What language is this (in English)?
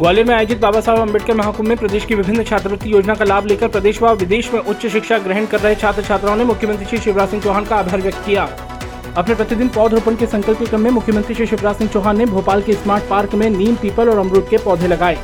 Hindi